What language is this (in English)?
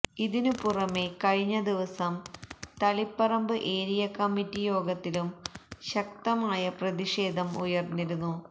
Malayalam